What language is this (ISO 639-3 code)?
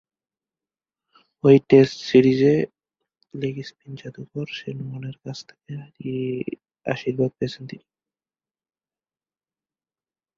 ben